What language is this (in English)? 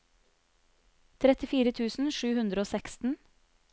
Norwegian